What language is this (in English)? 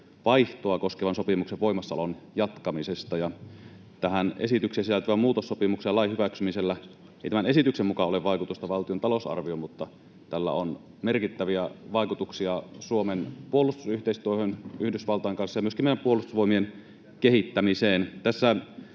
Finnish